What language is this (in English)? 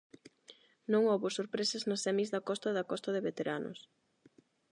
Galician